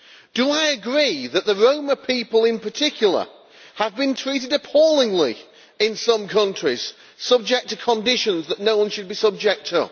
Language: English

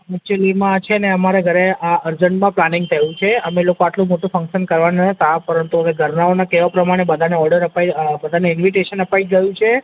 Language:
Gujarati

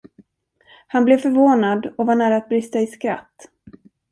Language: Swedish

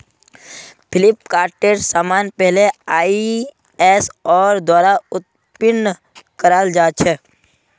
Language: Magahi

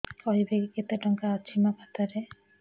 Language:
Odia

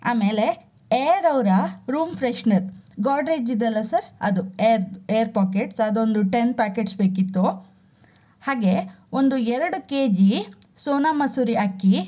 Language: Kannada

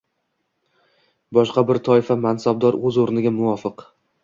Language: Uzbek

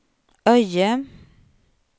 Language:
Swedish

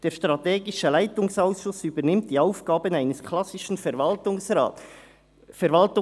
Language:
Swiss German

